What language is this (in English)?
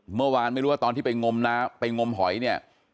Thai